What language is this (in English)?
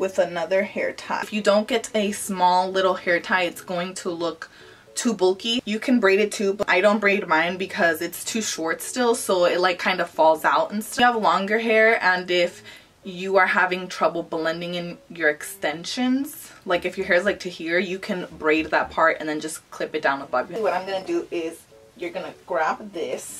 English